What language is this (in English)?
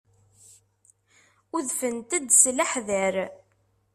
Kabyle